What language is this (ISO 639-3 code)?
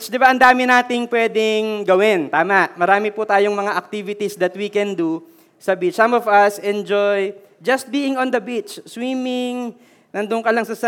fil